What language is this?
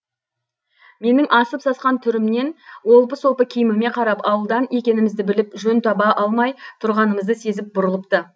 Kazakh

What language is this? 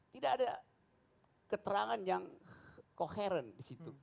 Indonesian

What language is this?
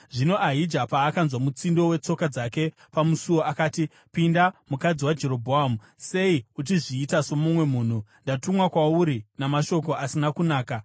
Shona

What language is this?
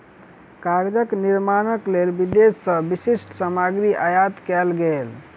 Maithili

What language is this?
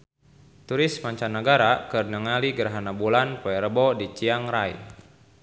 Sundanese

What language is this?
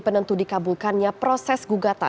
Indonesian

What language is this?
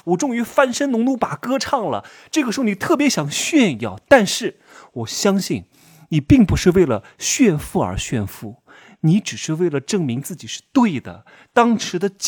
Chinese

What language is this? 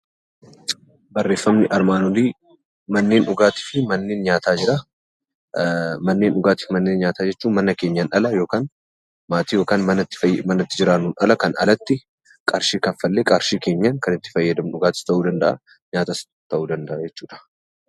Oromo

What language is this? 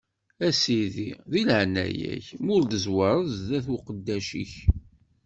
Kabyle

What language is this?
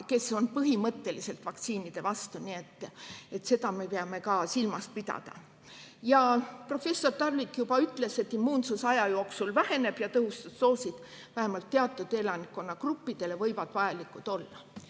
Estonian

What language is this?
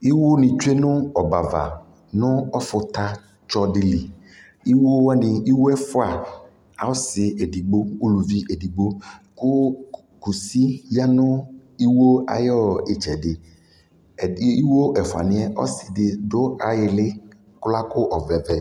Ikposo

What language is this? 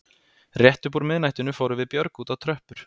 Icelandic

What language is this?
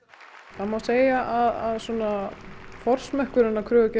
Icelandic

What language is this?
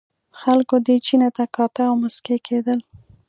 Pashto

